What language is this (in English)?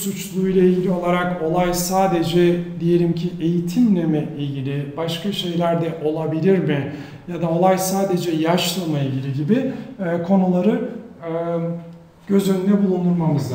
Turkish